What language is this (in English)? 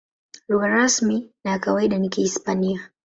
Swahili